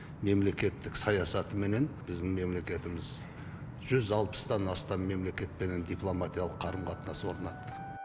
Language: Kazakh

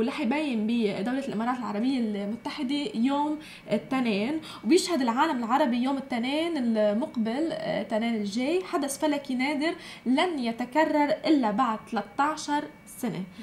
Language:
Arabic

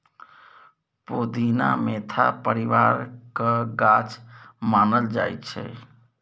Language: Maithili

